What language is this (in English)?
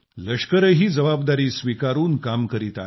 Marathi